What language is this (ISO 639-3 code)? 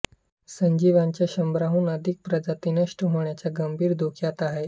mar